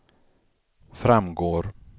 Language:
Swedish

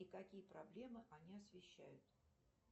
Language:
Russian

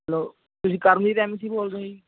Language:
Punjabi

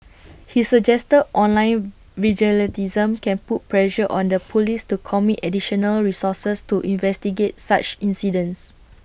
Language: English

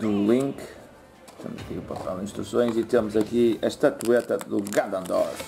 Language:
Portuguese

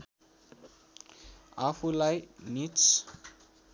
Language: Nepali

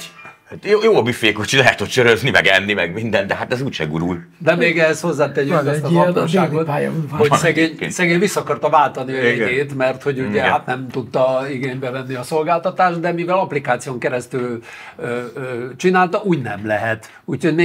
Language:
Hungarian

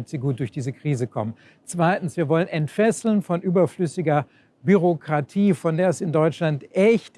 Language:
German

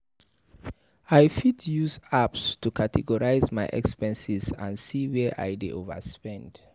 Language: Nigerian Pidgin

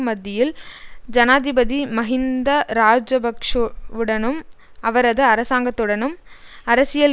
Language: Tamil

